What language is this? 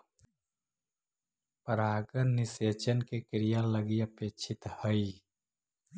Magahi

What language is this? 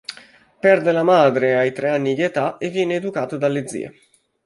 Italian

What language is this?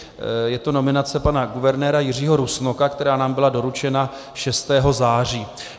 Czech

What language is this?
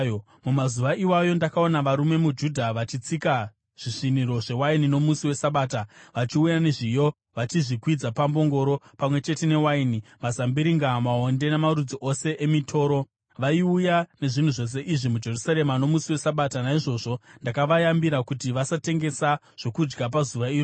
Shona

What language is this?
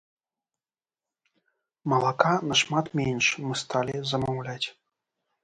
Belarusian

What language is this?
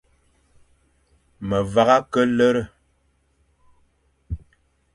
Fang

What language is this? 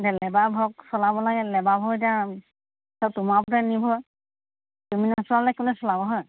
Assamese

